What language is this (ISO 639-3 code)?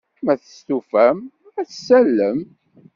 kab